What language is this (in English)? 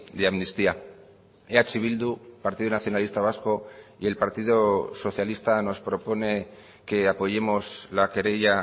Spanish